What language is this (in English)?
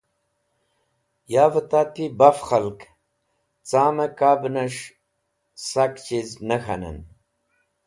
Wakhi